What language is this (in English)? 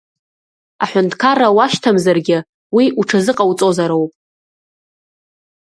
Abkhazian